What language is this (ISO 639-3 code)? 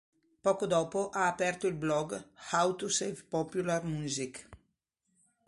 ita